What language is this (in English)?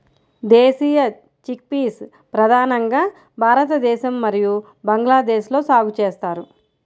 Telugu